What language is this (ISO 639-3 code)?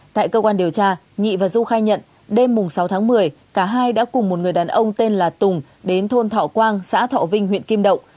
vie